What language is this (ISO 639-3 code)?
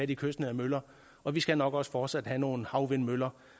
dan